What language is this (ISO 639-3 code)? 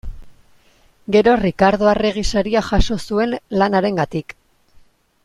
eus